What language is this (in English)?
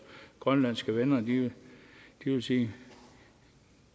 Danish